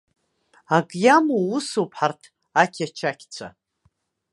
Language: Abkhazian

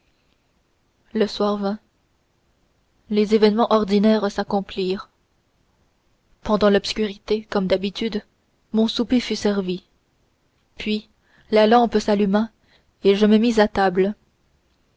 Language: French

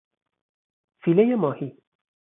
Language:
Persian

